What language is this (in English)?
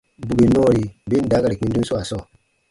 Baatonum